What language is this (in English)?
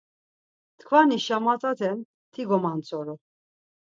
Laz